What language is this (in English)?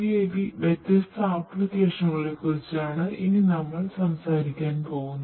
Malayalam